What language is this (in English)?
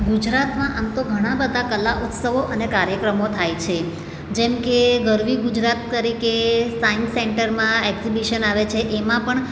Gujarati